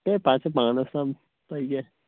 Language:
Kashmiri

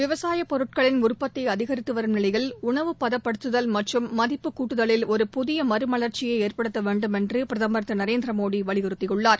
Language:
Tamil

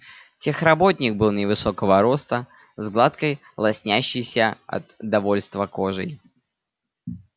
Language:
Russian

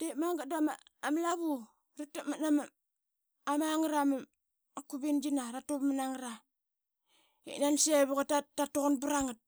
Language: Qaqet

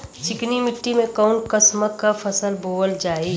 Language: Bhojpuri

